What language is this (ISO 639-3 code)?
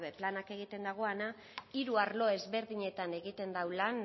eus